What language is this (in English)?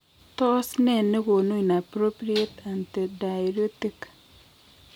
Kalenjin